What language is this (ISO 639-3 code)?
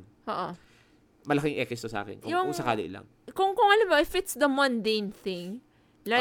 fil